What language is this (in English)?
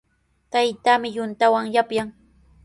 Sihuas Ancash Quechua